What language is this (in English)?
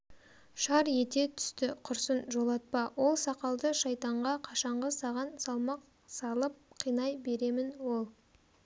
Kazakh